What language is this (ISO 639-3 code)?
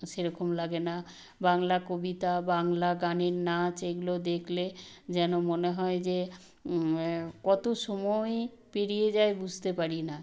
ben